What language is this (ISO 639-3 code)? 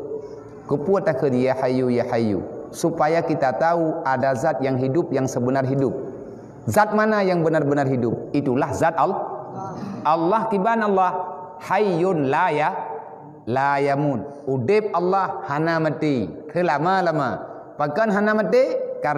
msa